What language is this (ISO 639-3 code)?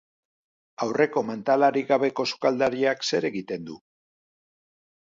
eus